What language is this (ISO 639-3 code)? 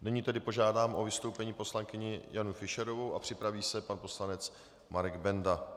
ces